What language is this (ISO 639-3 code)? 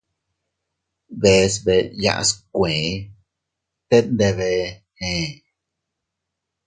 cut